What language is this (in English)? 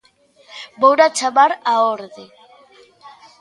Galician